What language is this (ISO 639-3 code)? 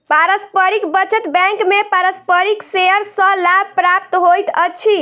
mai